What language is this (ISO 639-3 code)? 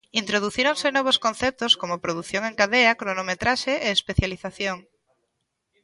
glg